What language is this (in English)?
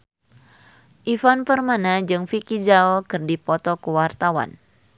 Sundanese